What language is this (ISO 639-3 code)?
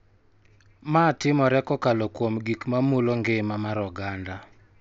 luo